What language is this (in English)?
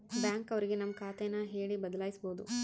Kannada